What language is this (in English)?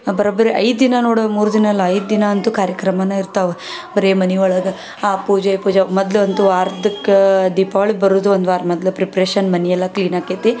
Kannada